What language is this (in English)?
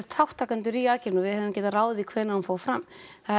Icelandic